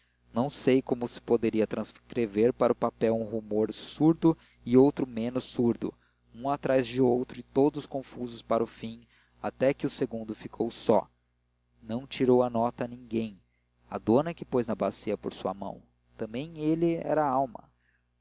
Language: Portuguese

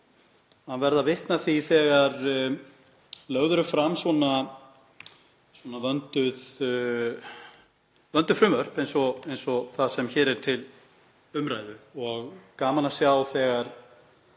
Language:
Icelandic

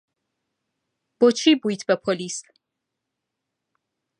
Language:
Central Kurdish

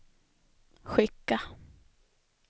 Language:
Swedish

